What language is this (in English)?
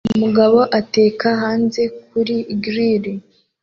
Kinyarwanda